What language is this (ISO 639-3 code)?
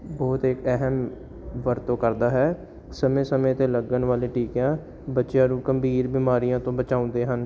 pan